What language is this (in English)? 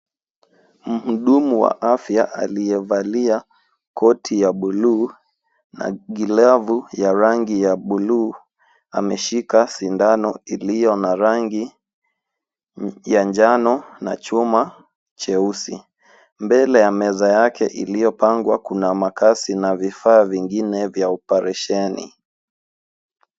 Swahili